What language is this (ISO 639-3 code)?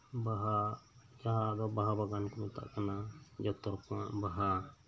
sat